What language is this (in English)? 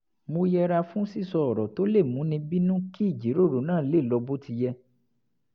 Yoruba